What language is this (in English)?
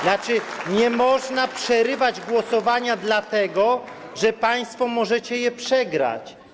Polish